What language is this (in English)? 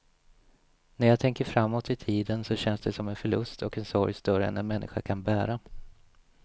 Swedish